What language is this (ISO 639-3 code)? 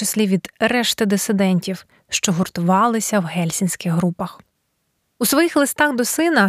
ukr